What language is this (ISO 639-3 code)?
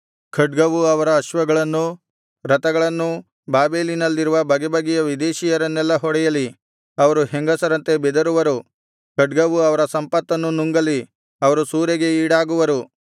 kan